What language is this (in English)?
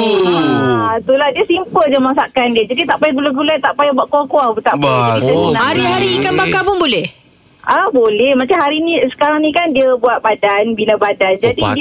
Malay